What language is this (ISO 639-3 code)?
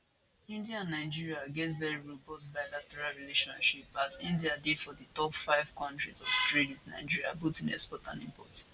pcm